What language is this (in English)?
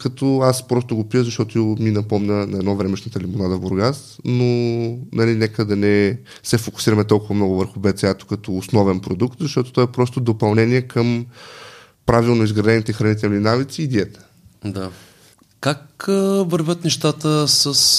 Bulgarian